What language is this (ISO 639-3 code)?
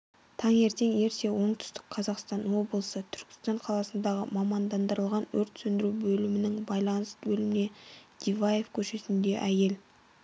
kaz